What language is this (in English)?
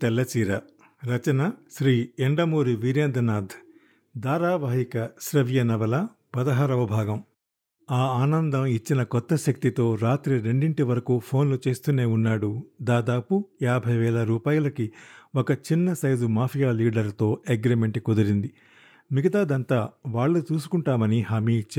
Telugu